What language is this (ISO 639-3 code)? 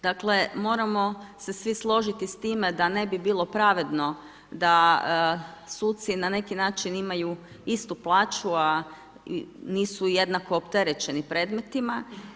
hrv